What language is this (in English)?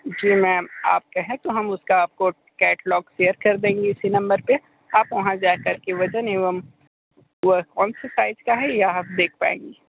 Hindi